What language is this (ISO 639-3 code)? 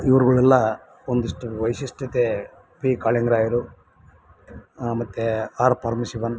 kan